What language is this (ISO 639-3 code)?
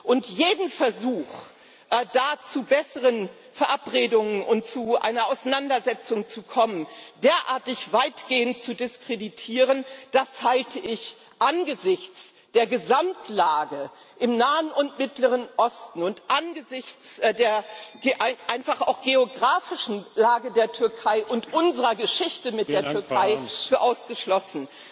deu